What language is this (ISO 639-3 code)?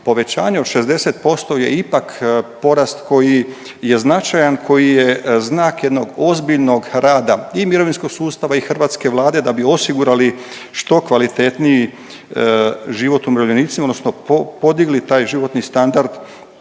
hrv